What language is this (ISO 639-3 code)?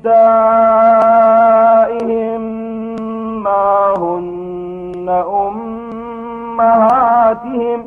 ara